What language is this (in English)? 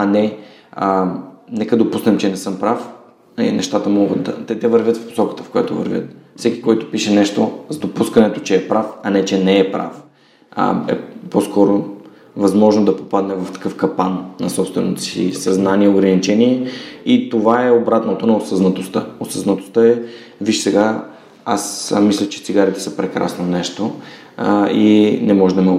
Bulgarian